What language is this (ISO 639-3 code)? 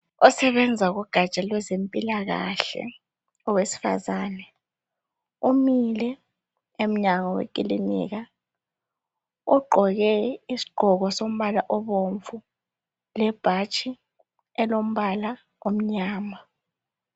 nde